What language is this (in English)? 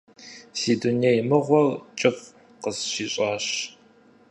Kabardian